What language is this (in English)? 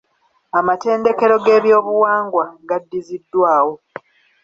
Ganda